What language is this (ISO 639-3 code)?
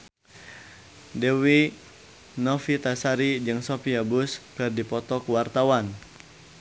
sun